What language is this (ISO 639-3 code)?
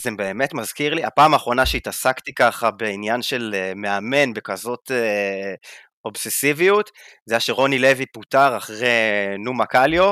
heb